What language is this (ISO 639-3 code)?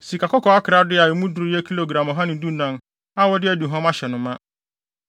aka